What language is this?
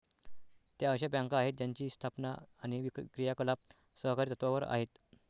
Marathi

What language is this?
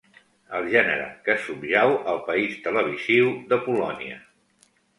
Catalan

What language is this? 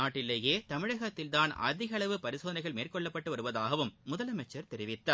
Tamil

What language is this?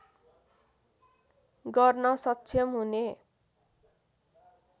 Nepali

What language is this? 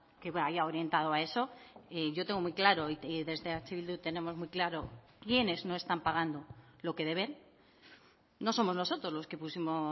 Spanish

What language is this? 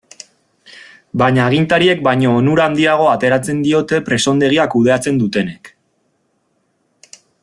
Basque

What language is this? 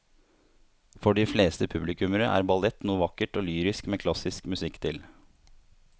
Norwegian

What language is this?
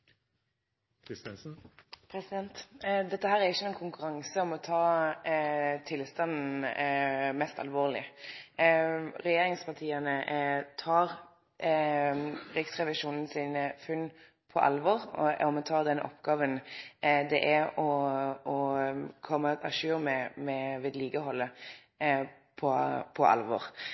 Norwegian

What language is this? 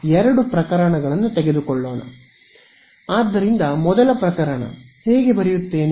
Kannada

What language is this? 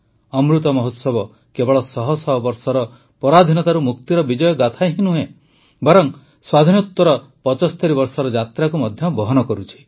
Odia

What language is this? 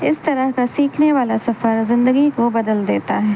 Urdu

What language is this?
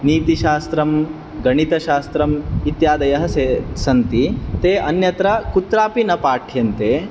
Sanskrit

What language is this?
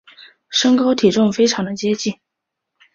Chinese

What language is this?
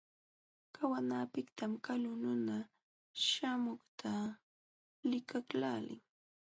Jauja Wanca Quechua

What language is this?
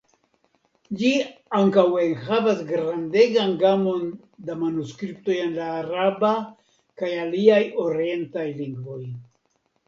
Esperanto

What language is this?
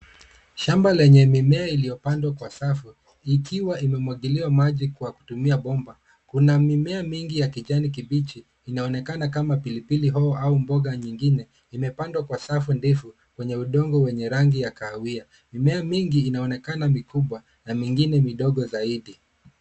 Swahili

